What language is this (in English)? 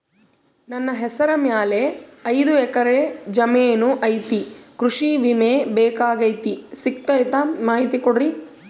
Kannada